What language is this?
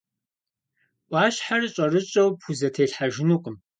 Kabardian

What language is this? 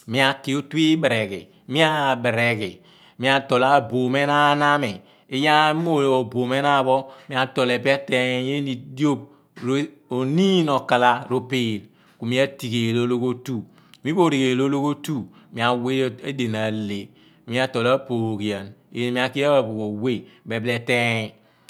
Abua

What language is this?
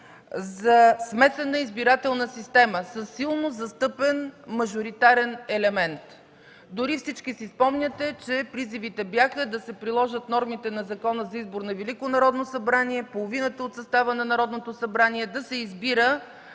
Bulgarian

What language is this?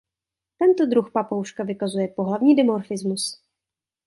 Czech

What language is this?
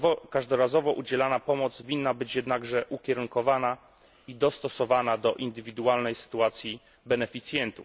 Polish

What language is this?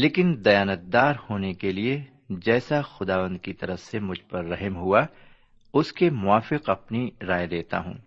Urdu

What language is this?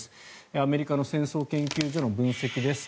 Japanese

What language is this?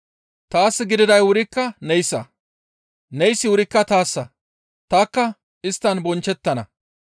Gamo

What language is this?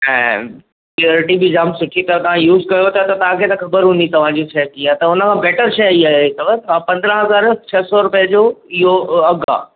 Sindhi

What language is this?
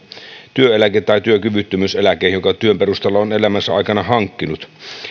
Finnish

